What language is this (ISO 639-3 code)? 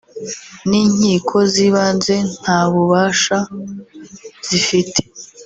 kin